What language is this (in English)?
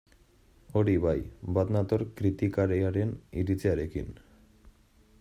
Basque